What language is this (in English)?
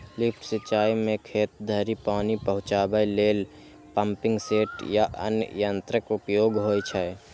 Maithili